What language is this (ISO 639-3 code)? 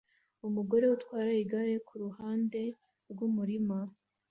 kin